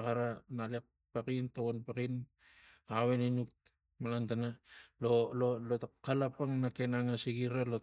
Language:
Tigak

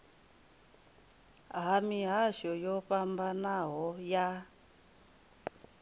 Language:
Venda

